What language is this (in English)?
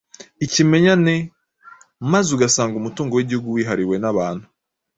Kinyarwanda